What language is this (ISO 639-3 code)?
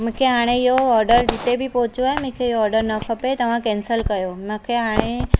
snd